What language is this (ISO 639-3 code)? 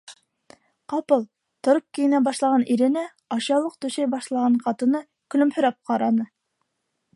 bak